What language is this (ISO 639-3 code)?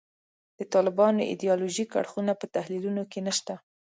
pus